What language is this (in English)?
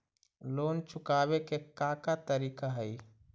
Magahi